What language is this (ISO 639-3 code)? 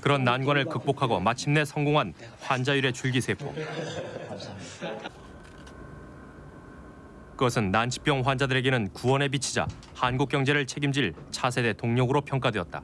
kor